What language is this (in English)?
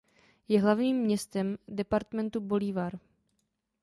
Czech